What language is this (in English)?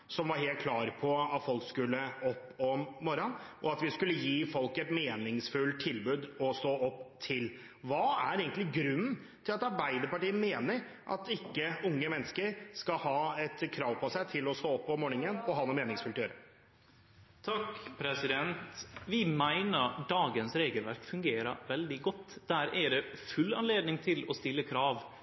Norwegian